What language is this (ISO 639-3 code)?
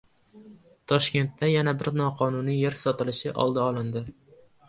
uzb